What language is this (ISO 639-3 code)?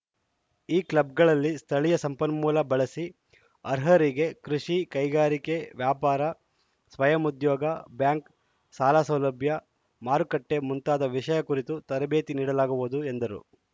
kan